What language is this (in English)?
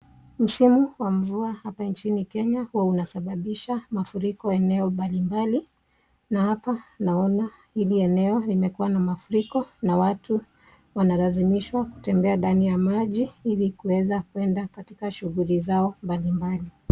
Swahili